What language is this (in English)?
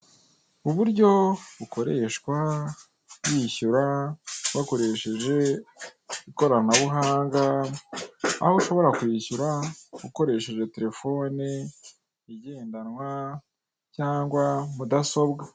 Kinyarwanda